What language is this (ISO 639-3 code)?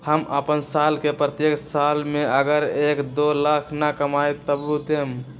mag